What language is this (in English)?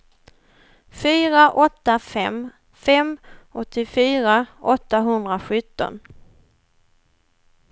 Swedish